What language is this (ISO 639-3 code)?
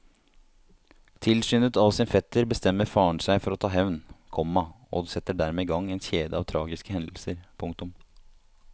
nor